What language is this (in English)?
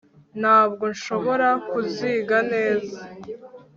Kinyarwanda